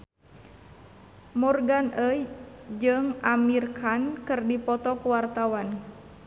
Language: Sundanese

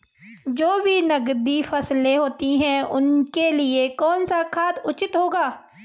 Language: Hindi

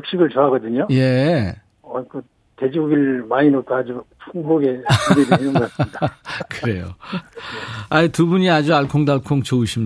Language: Korean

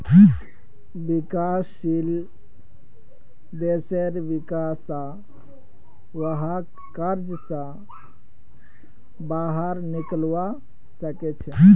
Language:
Magahi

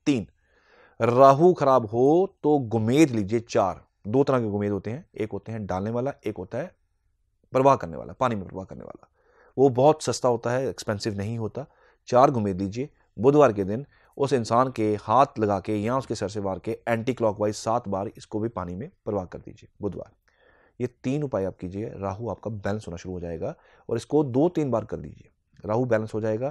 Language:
Hindi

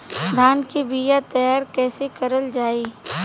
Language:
Bhojpuri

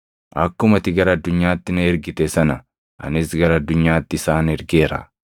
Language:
Oromo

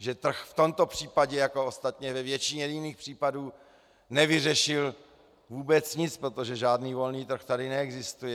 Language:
Czech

